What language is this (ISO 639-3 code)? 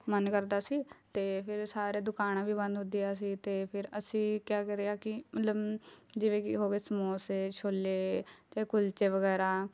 pan